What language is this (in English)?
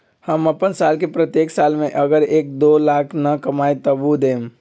Magahi